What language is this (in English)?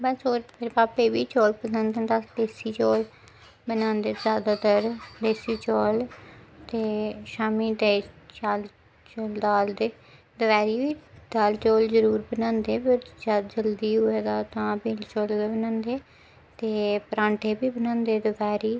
Dogri